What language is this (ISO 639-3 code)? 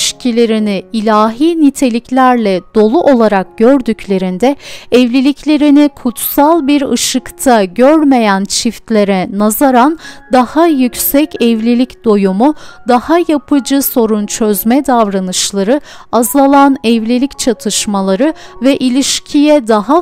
tur